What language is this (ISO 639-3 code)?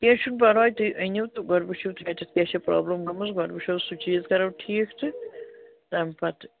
kas